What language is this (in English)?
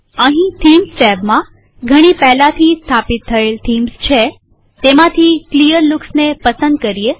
Gujarati